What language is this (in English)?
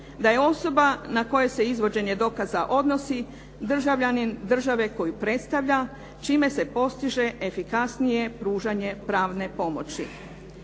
Croatian